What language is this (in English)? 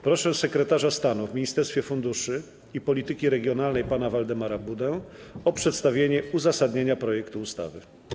Polish